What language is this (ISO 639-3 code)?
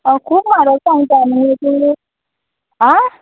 kok